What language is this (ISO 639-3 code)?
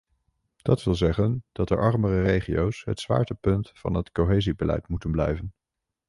nld